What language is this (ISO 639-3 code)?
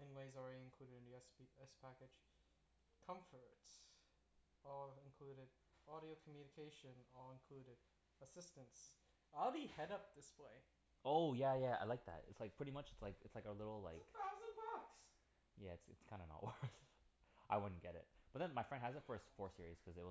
eng